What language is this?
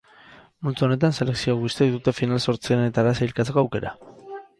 Basque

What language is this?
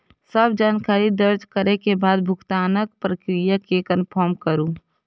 Maithili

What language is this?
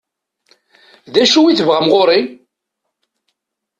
Kabyle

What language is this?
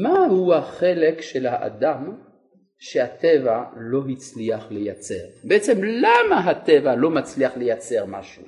Hebrew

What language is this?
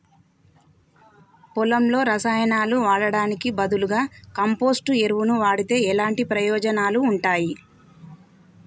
Telugu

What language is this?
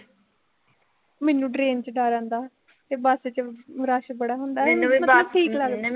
Punjabi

